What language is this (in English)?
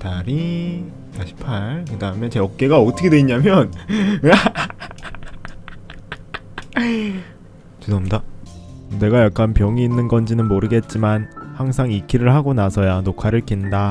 Korean